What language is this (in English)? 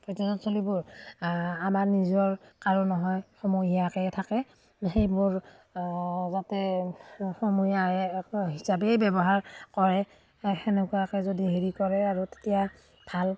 Assamese